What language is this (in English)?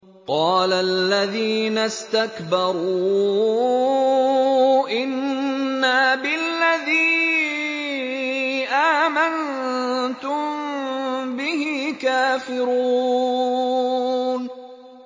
Arabic